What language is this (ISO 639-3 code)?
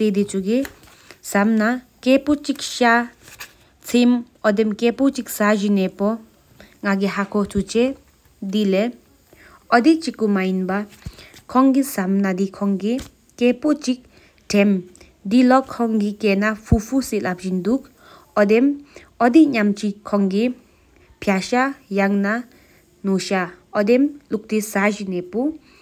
sip